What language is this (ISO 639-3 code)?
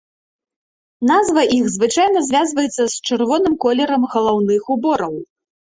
bel